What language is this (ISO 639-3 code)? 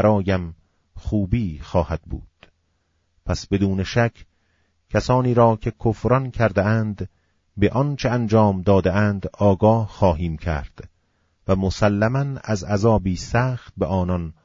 fas